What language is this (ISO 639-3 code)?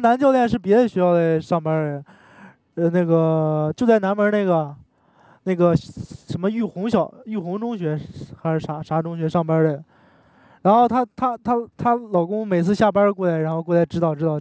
zho